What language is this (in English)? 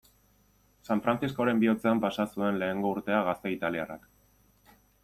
Basque